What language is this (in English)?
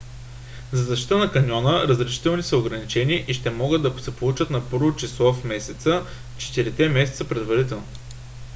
Bulgarian